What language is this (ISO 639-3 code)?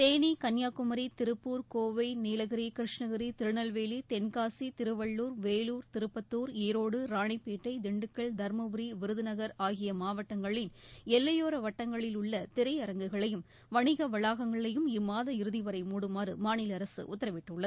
tam